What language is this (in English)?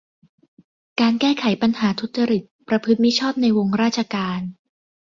Thai